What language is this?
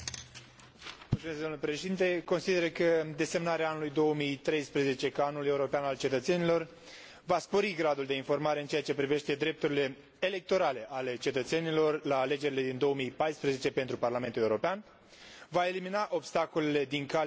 Romanian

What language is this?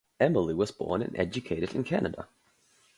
English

